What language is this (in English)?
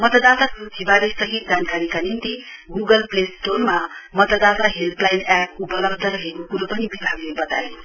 Nepali